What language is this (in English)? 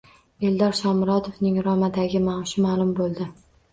Uzbek